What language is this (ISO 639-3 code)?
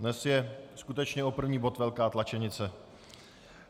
ces